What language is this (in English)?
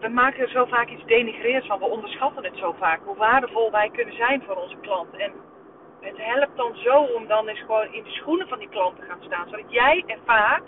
Dutch